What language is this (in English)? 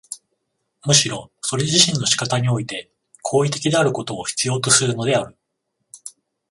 Japanese